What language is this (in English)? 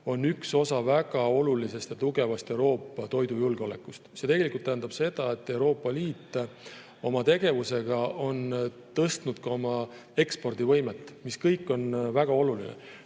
Estonian